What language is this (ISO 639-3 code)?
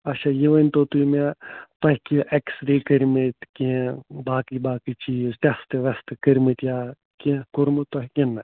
kas